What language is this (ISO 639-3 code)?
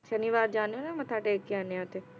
pan